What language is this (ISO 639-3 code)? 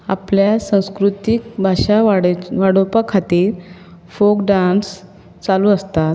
kok